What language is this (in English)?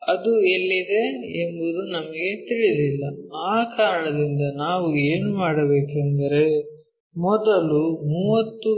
Kannada